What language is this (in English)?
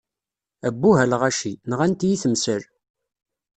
Kabyle